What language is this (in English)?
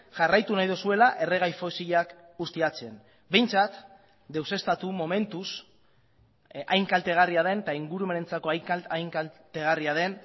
Basque